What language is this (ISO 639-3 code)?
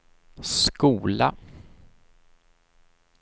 swe